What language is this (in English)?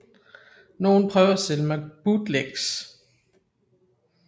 Danish